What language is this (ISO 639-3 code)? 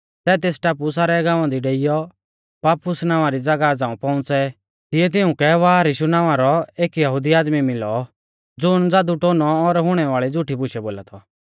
bfz